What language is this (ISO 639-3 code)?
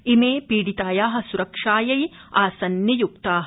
san